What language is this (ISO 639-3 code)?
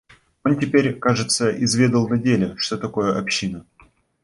rus